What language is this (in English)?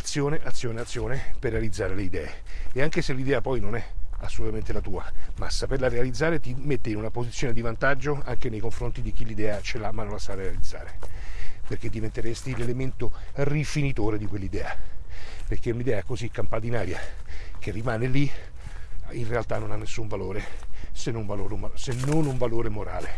Italian